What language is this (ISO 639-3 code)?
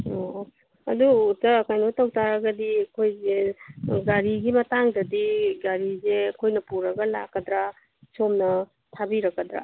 mni